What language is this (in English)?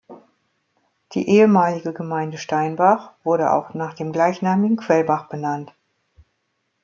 German